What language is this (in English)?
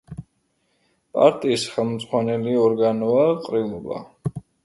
Georgian